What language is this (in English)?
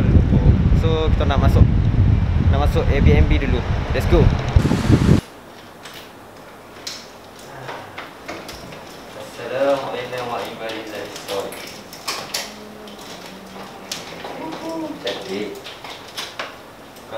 Malay